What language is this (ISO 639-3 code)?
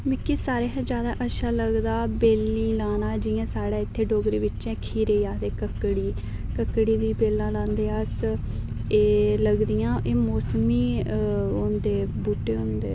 doi